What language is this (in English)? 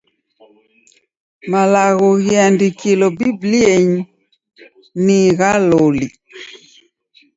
Taita